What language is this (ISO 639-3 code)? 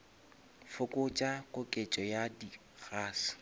nso